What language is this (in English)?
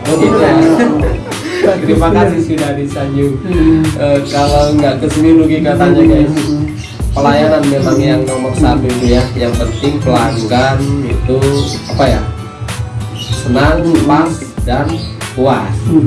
Indonesian